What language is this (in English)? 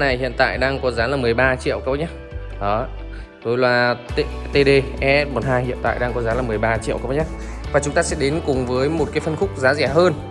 Vietnamese